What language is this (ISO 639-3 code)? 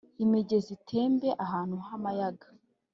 kin